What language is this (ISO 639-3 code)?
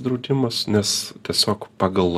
lit